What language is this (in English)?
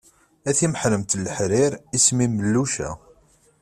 Kabyle